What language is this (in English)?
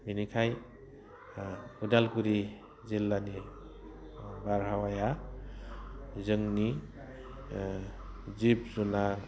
Bodo